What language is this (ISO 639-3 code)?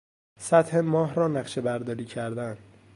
fas